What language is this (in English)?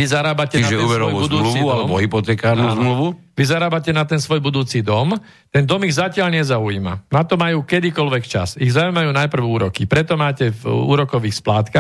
Slovak